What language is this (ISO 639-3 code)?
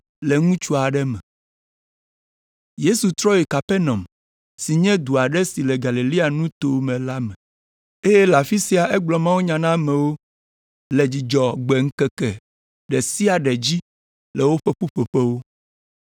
ewe